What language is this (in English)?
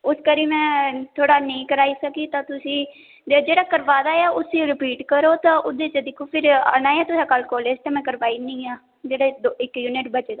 Dogri